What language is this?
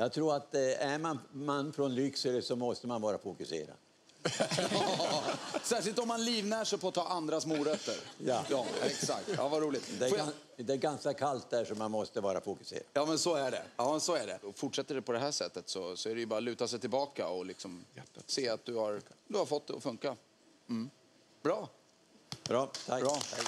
Swedish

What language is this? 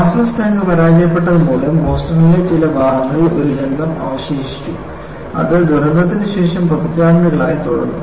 Malayalam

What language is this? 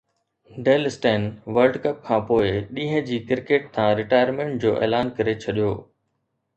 Sindhi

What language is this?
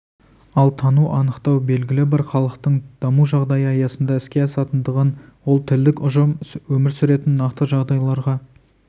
Kazakh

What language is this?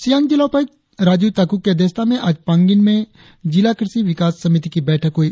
Hindi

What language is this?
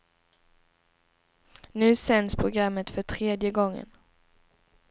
Swedish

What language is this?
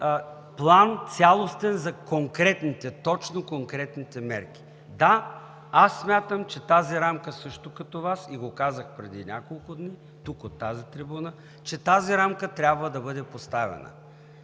Bulgarian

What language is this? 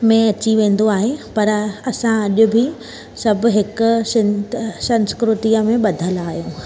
Sindhi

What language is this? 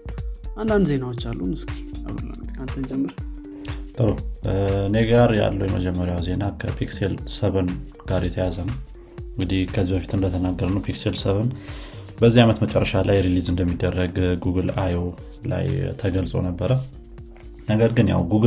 Amharic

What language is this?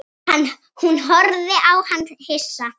Icelandic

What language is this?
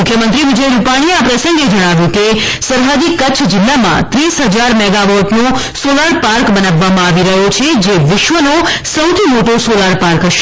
Gujarati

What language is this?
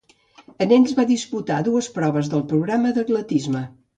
Catalan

